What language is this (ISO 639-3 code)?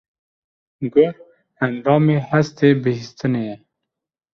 kur